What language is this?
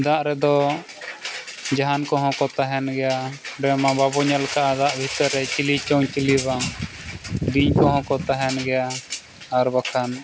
Santali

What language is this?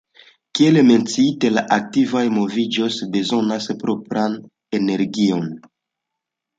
Esperanto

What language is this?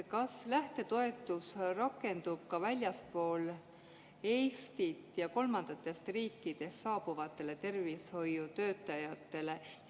Estonian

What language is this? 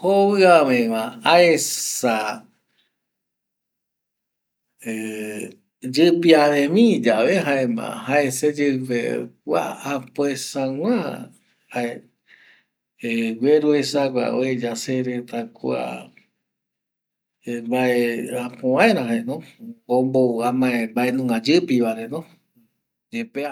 Eastern Bolivian Guaraní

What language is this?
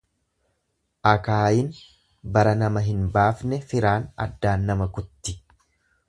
Oromo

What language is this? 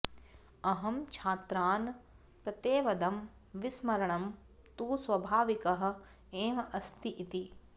Sanskrit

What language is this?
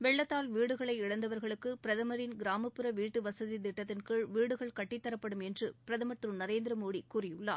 Tamil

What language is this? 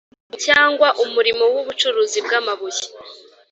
Kinyarwanda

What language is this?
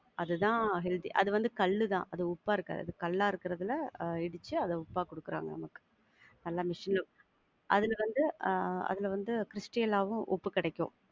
Tamil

